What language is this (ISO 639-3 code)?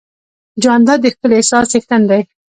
pus